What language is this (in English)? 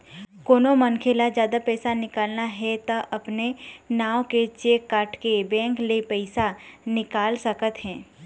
Chhattisgarhi